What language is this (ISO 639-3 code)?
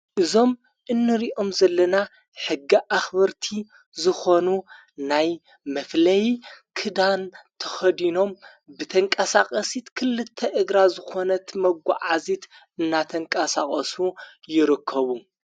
tir